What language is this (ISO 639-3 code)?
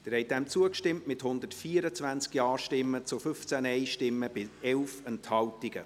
gsw